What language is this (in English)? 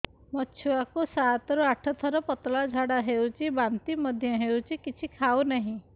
Odia